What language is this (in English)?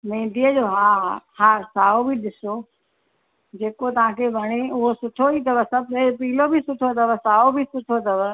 Sindhi